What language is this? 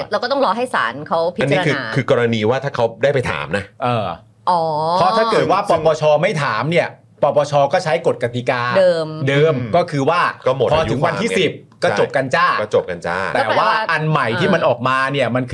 Thai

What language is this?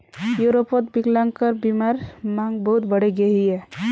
Magahi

